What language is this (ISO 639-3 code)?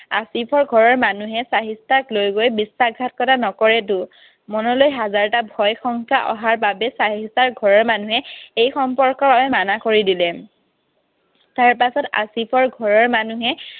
asm